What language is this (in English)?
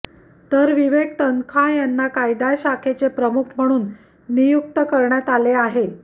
Marathi